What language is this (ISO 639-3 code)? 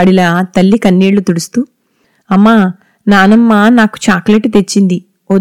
tel